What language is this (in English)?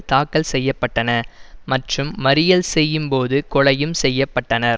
Tamil